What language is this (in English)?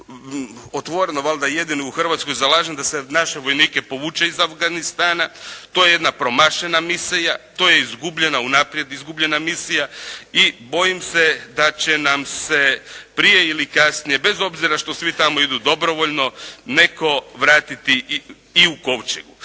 Croatian